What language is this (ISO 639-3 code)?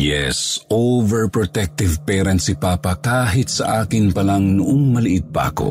fil